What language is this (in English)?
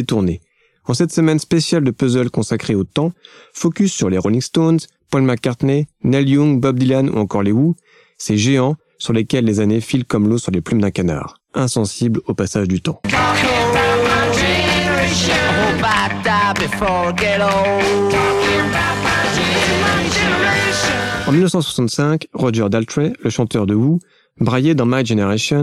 French